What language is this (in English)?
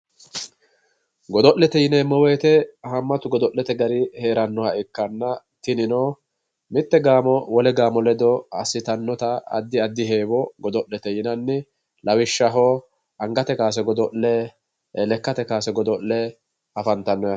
Sidamo